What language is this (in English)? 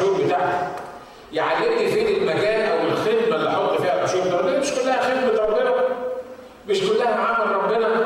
Arabic